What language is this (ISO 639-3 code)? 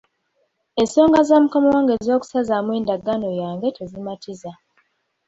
lug